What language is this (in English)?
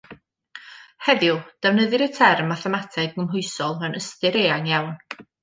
Welsh